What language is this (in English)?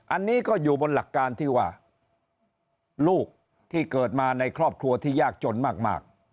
Thai